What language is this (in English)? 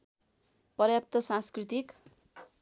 Nepali